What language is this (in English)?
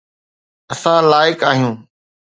Sindhi